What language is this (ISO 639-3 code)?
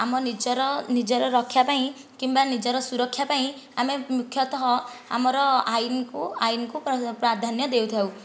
ori